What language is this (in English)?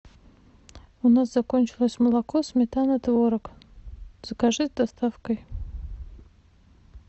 Russian